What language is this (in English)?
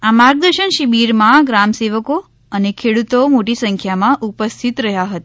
Gujarati